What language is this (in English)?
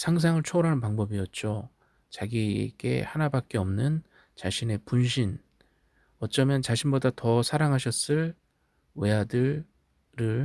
Korean